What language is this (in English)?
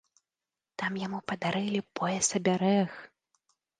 Belarusian